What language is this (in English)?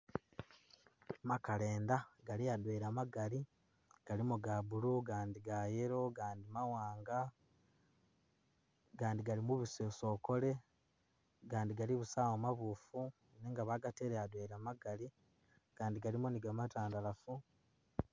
Masaaba